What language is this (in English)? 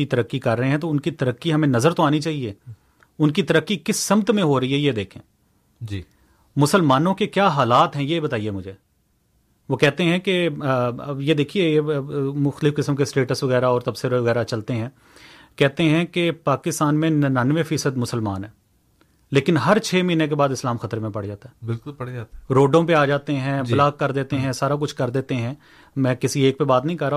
Urdu